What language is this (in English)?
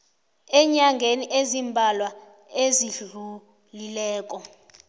South Ndebele